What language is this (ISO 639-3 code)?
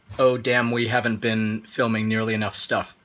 eng